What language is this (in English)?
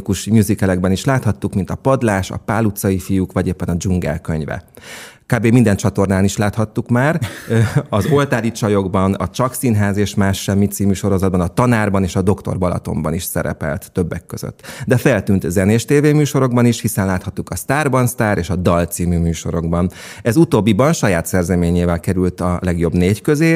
Hungarian